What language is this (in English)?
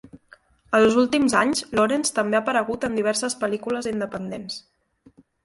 Catalan